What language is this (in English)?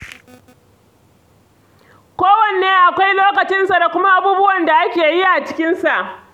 Hausa